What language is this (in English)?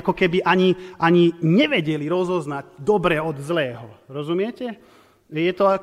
Slovak